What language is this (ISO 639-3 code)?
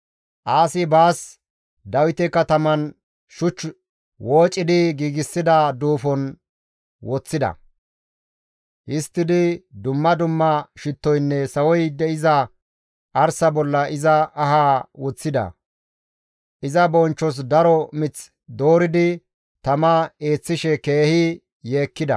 gmv